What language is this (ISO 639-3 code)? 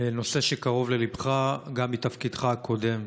heb